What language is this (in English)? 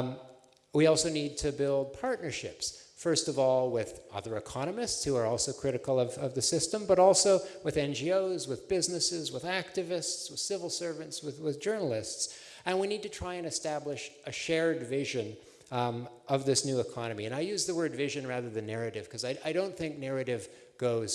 English